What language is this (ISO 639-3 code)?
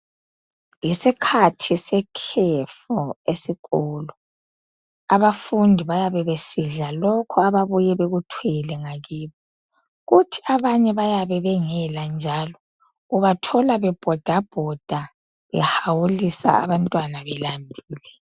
nde